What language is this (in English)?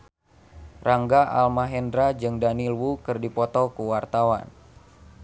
Sundanese